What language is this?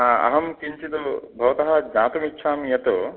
Sanskrit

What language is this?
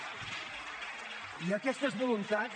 Catalan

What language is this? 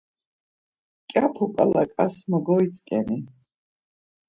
Laz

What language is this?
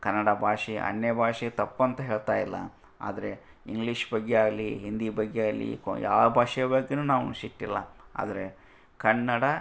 Kannada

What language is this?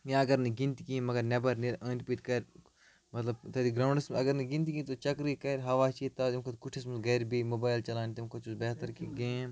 Kashmiri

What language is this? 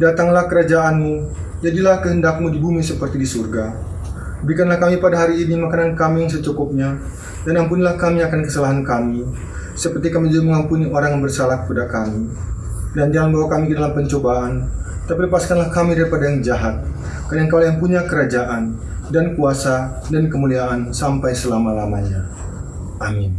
Indonesian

